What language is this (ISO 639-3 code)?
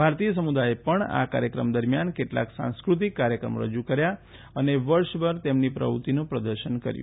guj